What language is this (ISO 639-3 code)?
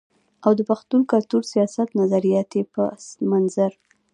pus